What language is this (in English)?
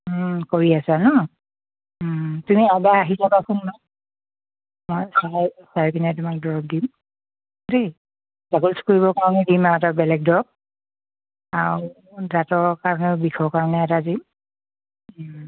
Assamese